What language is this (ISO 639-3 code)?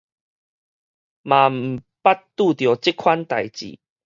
nan